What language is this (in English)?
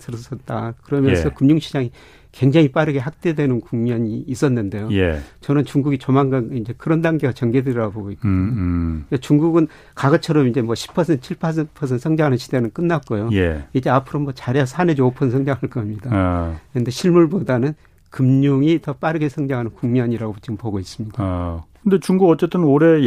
Korean